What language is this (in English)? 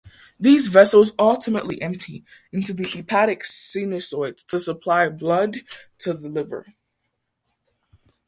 English